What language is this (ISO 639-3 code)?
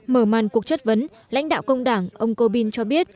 vie